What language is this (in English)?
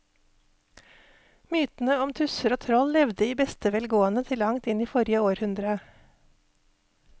Norwegian